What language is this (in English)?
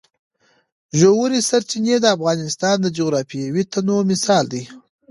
Pashto